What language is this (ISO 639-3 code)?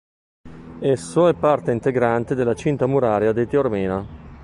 ita